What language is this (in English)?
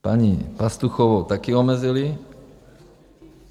Czech